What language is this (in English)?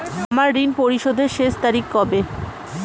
Bangla